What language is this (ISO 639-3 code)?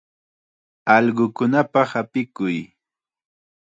qxa